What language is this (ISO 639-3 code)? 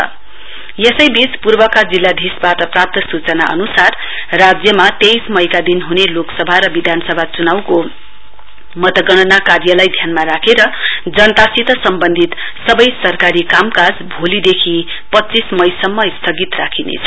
nep